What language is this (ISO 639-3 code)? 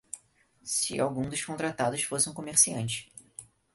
por